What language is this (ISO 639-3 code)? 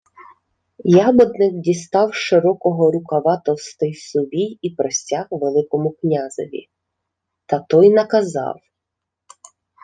ukr